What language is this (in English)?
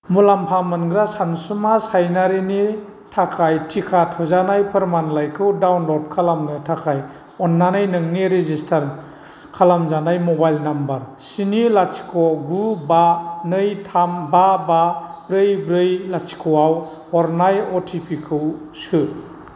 Bodo